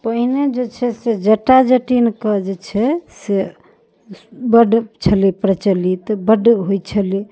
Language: Maithili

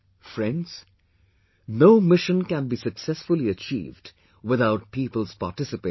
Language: English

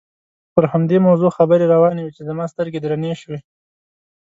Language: Pashto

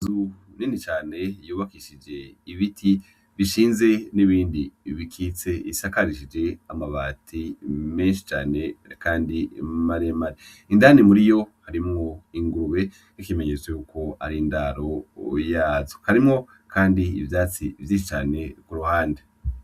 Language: Rundi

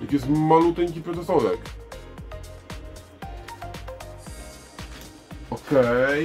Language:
Polish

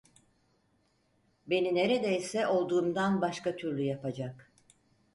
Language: Turkish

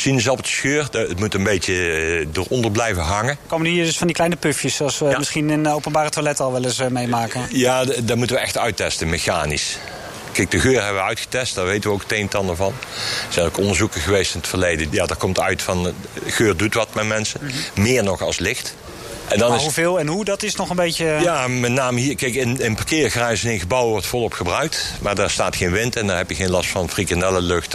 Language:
Dutch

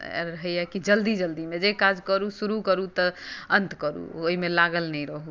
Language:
Maithili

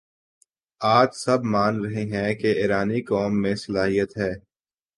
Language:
Urdu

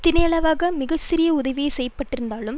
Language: Tamil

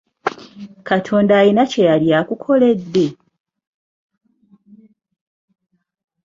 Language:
Ganda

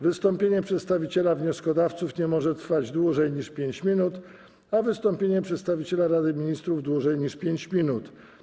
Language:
Polish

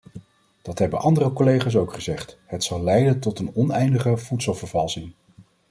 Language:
Dutch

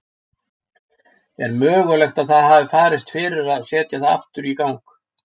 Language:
Icelandic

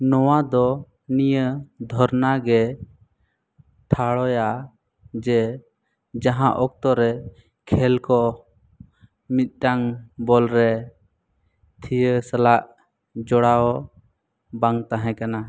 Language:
Santali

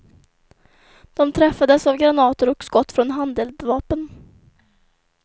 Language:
Swedish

